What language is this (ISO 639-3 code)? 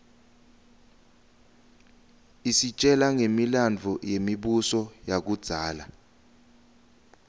ssw